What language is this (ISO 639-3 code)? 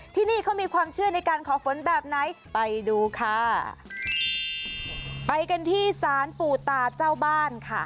tha